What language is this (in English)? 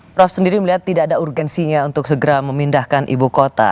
Indonesian